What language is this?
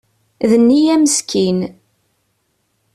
Kabyle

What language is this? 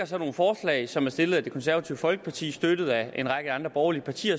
Danish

